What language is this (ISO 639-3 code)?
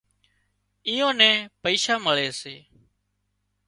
kxp